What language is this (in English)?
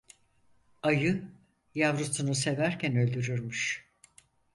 Turkish